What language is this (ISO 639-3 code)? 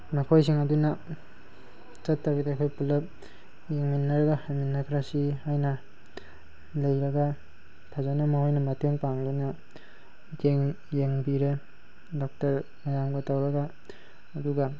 mni